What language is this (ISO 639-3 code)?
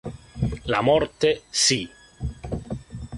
ita